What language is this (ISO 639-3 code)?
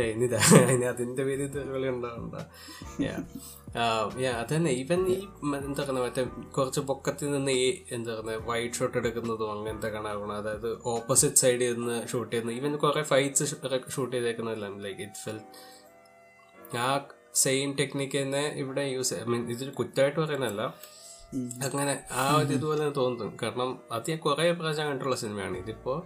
mal